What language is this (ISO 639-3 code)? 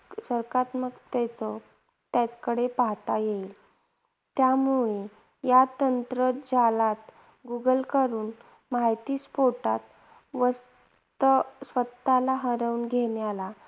mar